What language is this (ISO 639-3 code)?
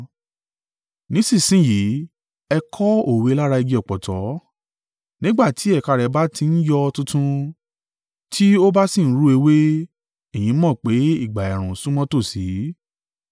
yor